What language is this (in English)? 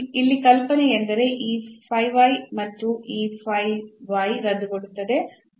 Kannada